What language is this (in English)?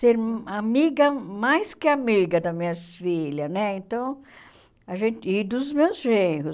Portuguese